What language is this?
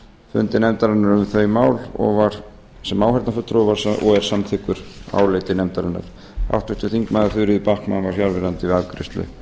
Icelandic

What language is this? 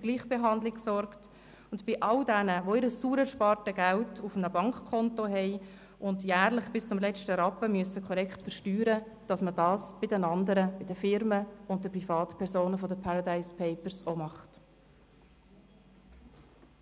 Swiss German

